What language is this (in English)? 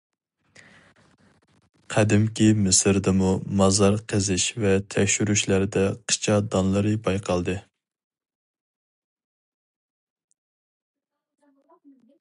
Uyghur